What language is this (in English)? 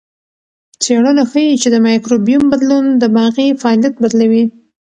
Pashto